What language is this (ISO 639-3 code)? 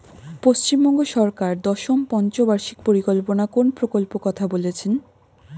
ben